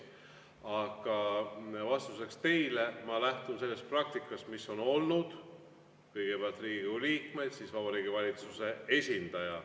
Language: Estonian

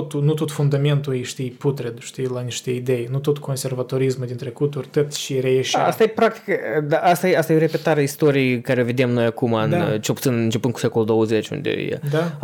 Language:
Romanian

